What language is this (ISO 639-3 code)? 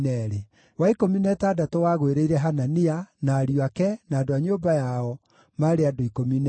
kik